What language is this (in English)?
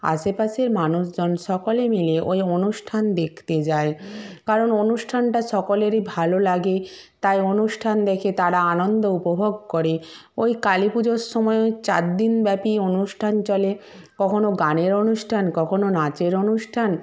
Bangla